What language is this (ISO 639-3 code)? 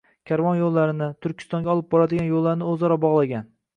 uzb